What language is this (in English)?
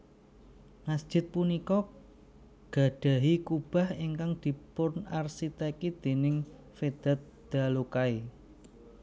Javanese